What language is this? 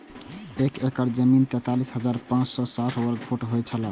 Maithili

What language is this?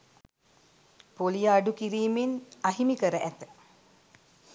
Sinhala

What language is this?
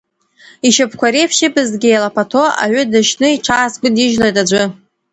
Abkhazian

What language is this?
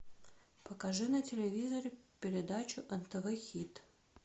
Russian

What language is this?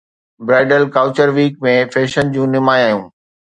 Sindhi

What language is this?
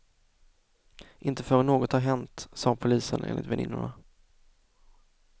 Swedish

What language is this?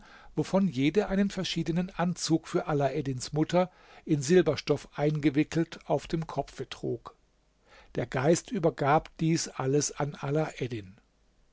German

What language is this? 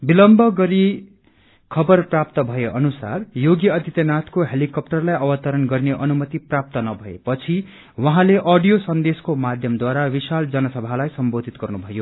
Nepali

